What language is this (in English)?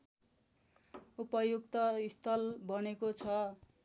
Nepali